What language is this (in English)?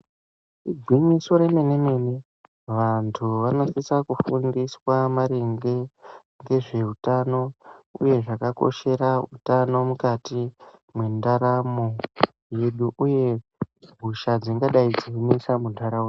Ndau